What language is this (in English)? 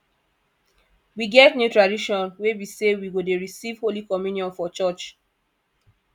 Nigerian Pidgin